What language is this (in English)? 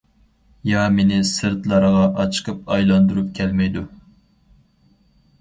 Uyghur